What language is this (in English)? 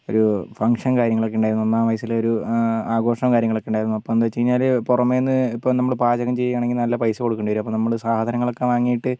Malayalam